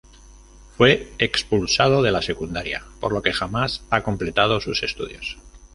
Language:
Spanish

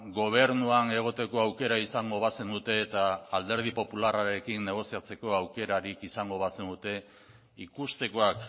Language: Basque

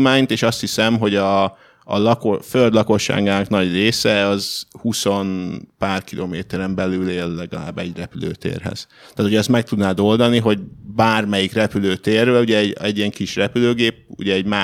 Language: Hungarian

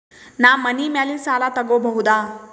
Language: Kannada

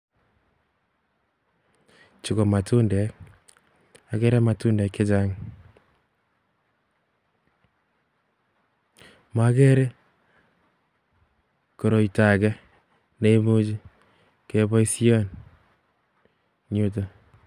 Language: Kalenjin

